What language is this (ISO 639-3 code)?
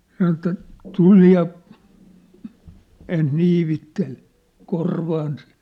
fin